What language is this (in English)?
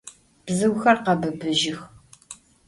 Adyghe